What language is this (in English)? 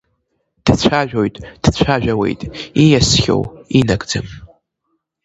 Abkhazian